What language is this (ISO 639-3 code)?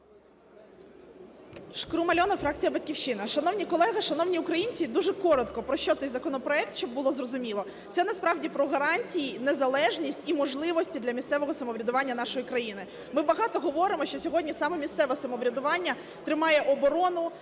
ukr